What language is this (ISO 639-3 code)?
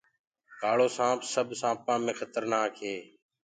ggg